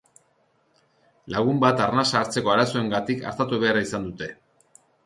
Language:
Basque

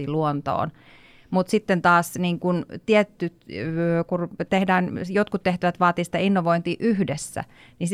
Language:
Finnish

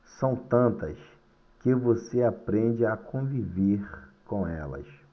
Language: Portuguese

